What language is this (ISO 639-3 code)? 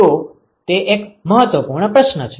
guj